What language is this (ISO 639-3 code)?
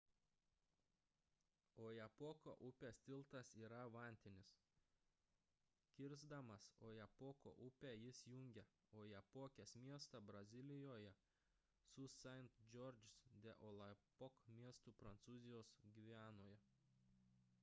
lit